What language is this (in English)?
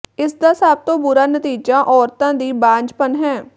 Punjabi